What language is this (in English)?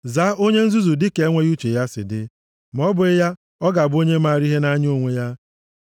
Igbo